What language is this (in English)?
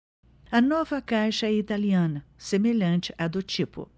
Portuguese